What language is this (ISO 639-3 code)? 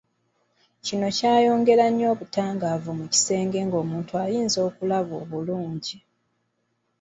lug